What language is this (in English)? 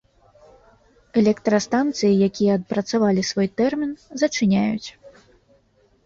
Belarusian